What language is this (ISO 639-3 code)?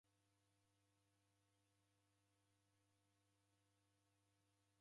dav